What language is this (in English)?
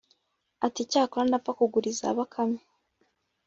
Kinyarwanda